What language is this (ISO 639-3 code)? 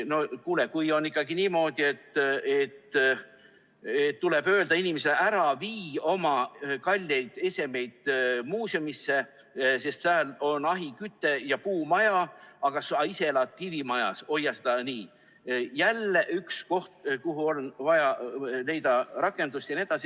est